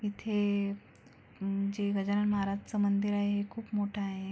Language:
Marathi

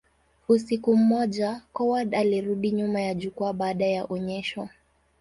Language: Swahili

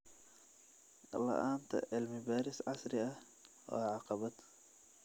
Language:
Somali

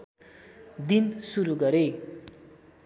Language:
Nepali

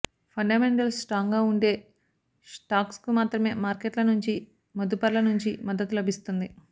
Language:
Telugu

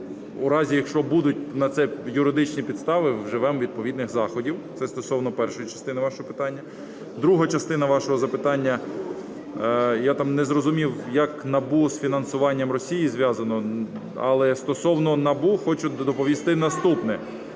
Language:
Ukrainian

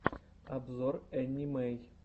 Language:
Russian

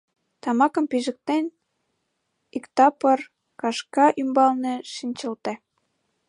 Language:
Mari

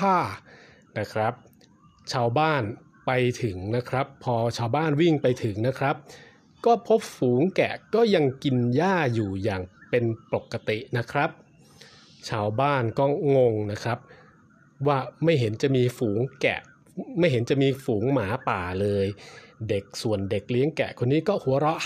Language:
Thai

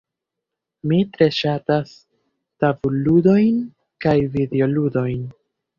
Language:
Esperanto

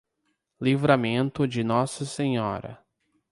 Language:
Portuguese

